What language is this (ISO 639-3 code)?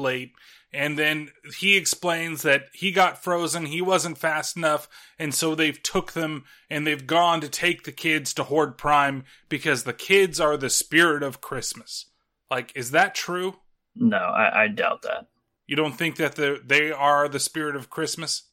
eng